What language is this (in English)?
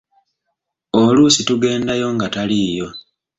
Ganda